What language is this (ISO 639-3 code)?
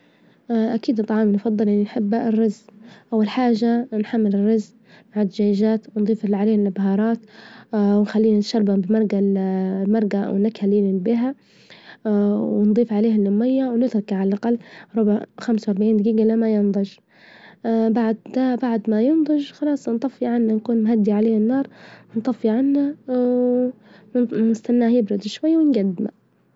ayl